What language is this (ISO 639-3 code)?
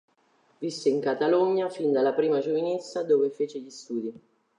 ita